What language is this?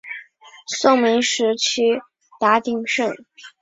Chinese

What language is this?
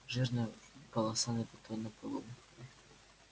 Russian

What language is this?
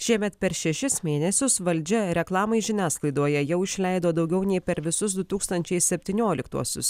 Lithuanian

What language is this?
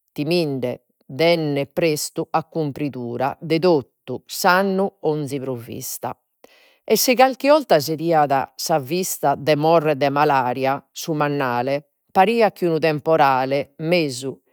Sardinian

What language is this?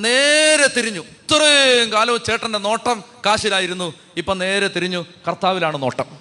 Malayalam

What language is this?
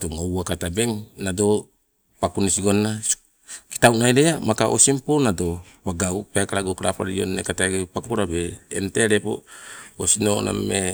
Sibe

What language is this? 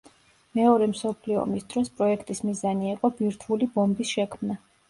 Georgian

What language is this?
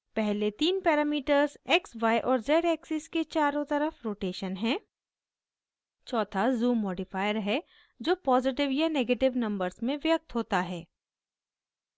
Hindi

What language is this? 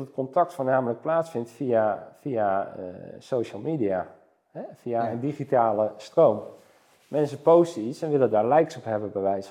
Dutch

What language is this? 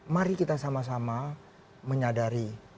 Indonesian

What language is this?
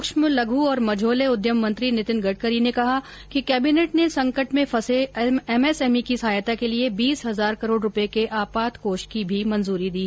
Hindi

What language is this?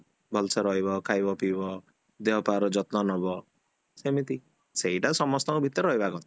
Odia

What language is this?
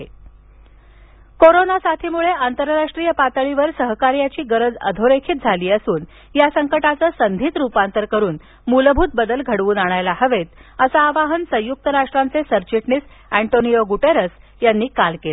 Marathi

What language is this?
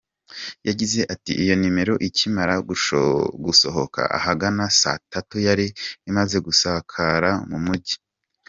Kinyarwanda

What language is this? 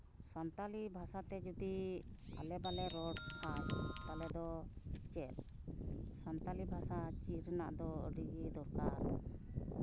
Santali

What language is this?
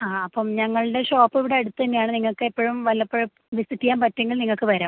Malayalam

